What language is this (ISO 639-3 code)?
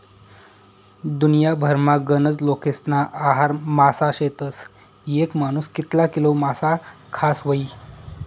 mar